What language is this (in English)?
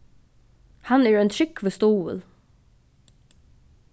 Faroese